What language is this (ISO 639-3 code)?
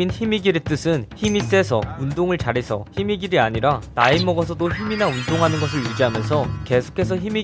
kor